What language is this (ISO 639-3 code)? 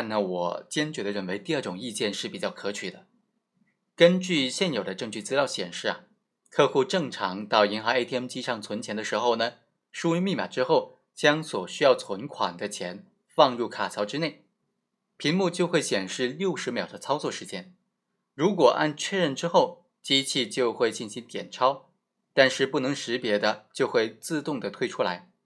zho